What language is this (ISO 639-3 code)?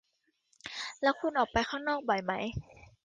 tha